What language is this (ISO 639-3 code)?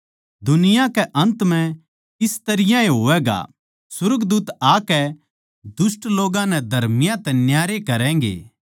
bgc